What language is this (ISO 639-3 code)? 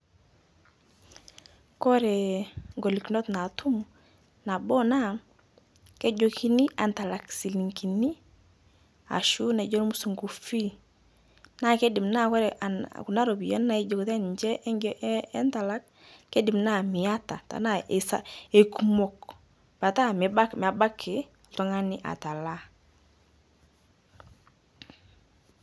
mas